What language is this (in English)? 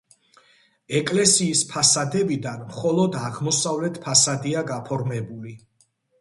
Georgian